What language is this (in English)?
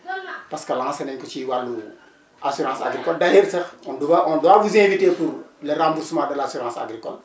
Wolof